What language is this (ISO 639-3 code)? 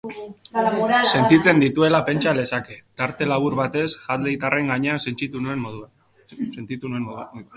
eus